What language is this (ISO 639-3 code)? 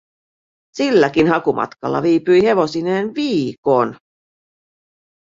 fin